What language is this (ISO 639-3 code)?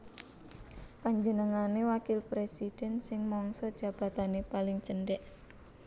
jav